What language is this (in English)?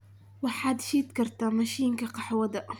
Somali